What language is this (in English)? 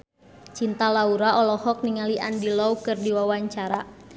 Sundanese